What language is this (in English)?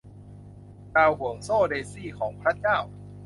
Thai